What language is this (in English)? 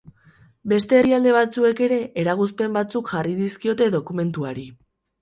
Basque